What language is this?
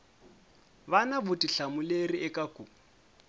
Tsonga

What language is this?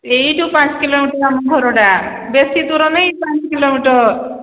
Odia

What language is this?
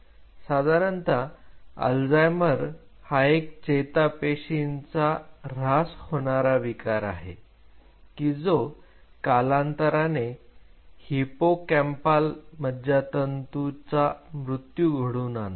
Marathi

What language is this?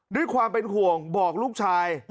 Thai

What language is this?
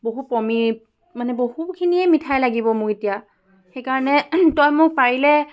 Assamese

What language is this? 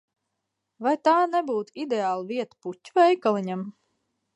Latvian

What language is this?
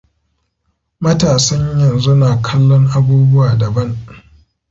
Hausa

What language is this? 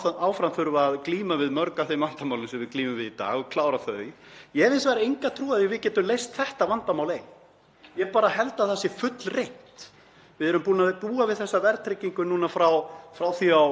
Icelandic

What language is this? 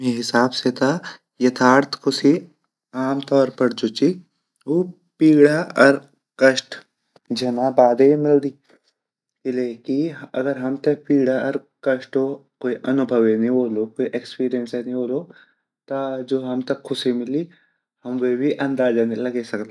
Garhwali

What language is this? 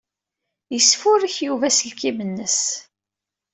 Kabyle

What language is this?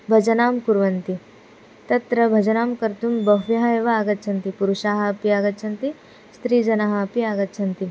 Sanskrit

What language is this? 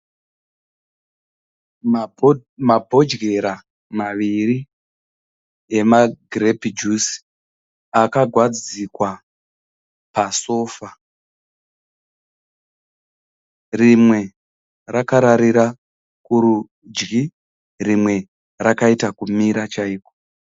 Shona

